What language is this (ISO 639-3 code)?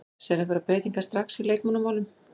isl